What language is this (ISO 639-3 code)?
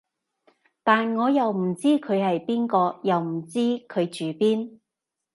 yue